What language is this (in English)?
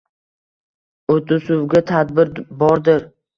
Uzbek